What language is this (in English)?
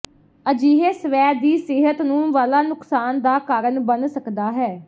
Punjabi